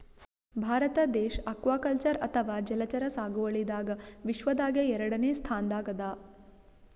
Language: Kannada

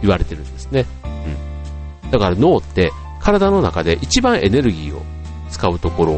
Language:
Japanese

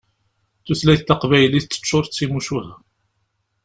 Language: Kabyle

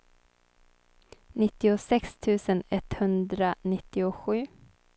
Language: Swedish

